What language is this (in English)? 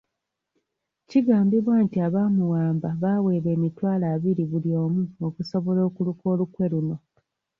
Ganda